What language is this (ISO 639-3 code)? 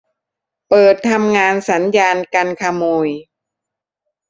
tha